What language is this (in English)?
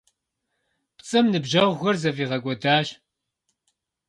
Kabardian